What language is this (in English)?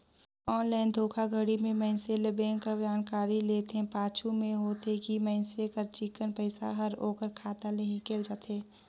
Chhattisgarhi